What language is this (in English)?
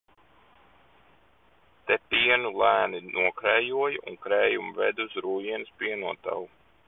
Latvian